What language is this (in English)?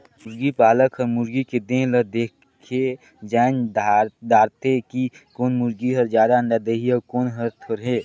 Chhattisgarhi